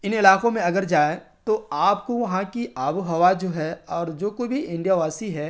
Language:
Urdu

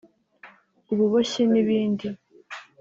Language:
Kinyarwanda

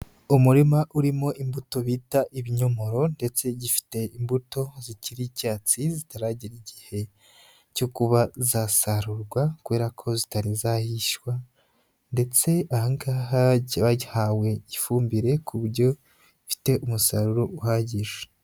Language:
Kinyarwanda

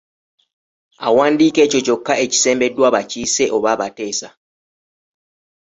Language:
Ganda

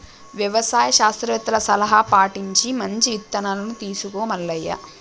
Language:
Telugu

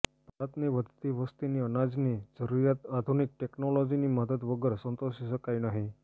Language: Gujarati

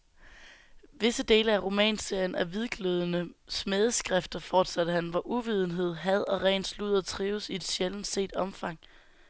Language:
Danish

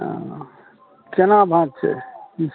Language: Maithili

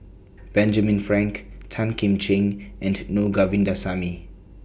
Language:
English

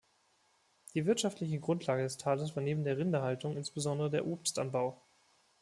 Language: German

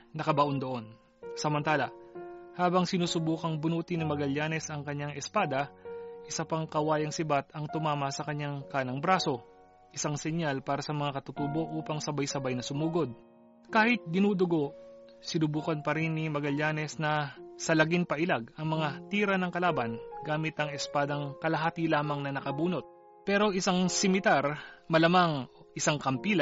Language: Filipino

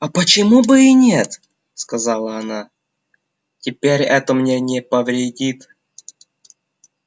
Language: Russian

